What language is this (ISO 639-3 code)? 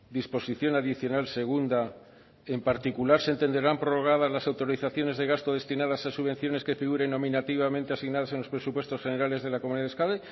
spa